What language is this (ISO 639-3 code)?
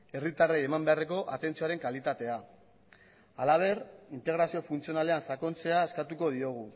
eus